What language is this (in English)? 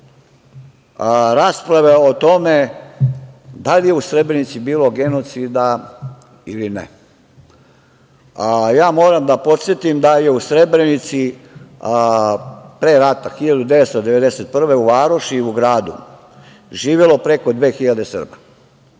Serbian